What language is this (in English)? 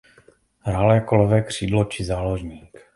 Czech